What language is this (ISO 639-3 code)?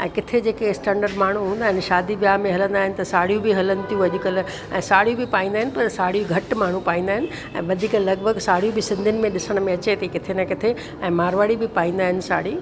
snd